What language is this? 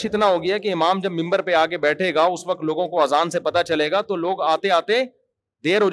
Urdu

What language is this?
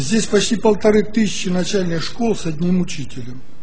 Russian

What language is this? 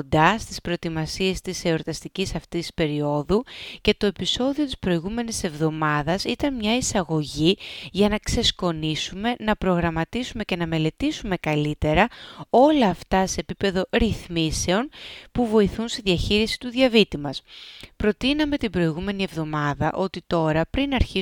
Greek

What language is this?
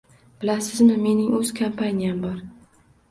Uzbek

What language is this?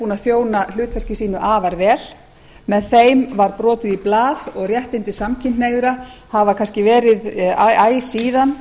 Icelandic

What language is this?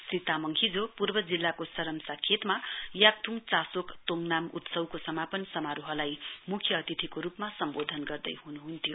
Nepali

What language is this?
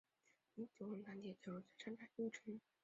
Chinese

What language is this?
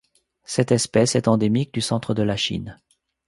French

